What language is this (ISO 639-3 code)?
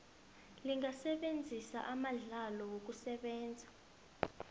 nbl